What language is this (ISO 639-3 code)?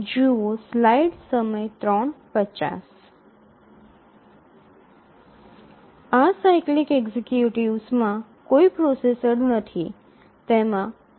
guj